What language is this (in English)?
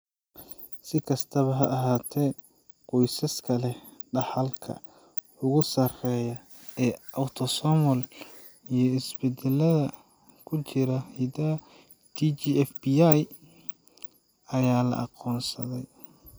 Somali